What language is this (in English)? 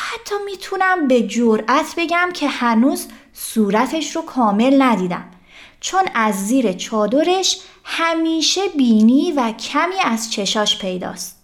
Persian